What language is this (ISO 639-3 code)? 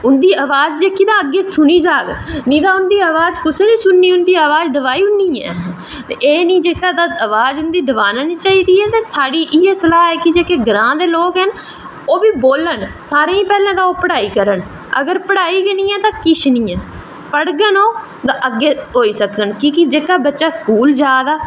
doi